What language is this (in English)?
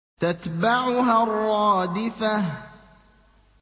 Arabic